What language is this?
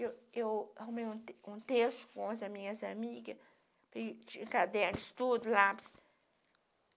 Portuguese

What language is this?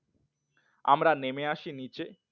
Bangla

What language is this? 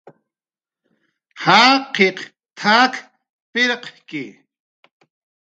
Jaqaru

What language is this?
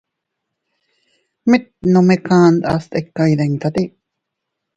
Teutila Cuicatec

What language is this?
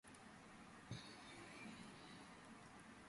Georgian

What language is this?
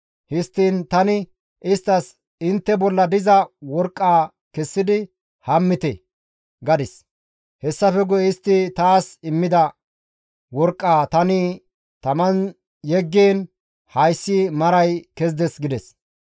Gamo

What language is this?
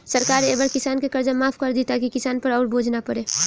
Bhojpuri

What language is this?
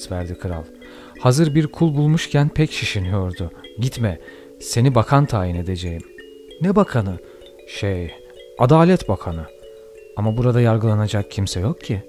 Turkish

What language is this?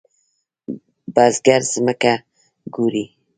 Pashto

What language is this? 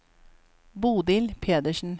Norwegian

